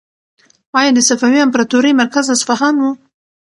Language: Pashto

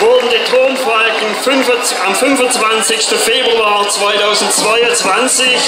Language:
German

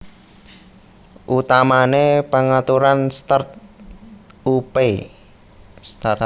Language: Javanese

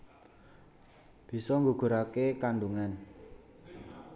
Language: Javanese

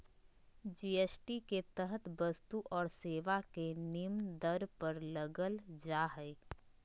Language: Magahi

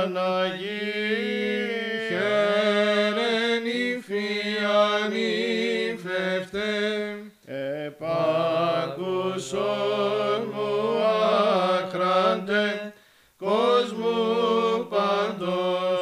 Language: Greek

